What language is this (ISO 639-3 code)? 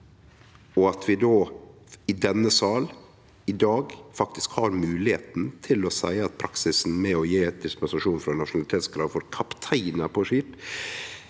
nor